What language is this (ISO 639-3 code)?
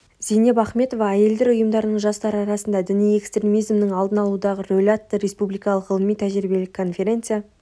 kaz